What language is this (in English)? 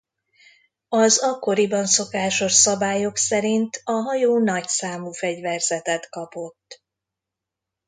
Hungarian